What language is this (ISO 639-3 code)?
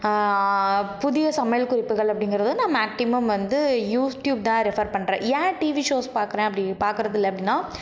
tam